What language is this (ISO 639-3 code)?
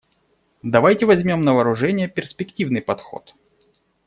rus